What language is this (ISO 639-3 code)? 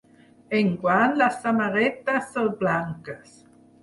cat